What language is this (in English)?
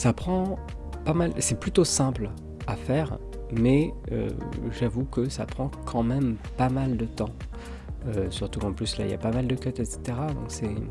French